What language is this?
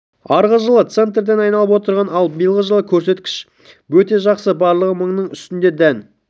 Kazakh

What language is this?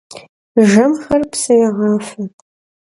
Kabardian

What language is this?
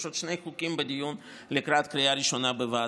Hebrew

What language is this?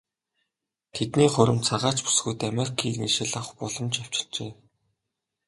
Mongolian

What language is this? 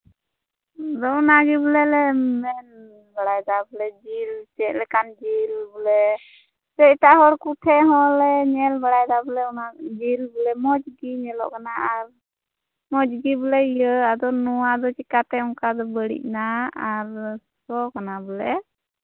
Santali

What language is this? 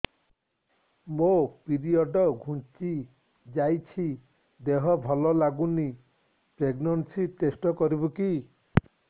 Odia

